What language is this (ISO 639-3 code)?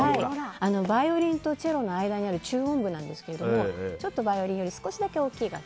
jpn